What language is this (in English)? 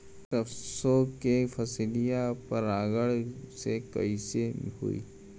Bhojpuri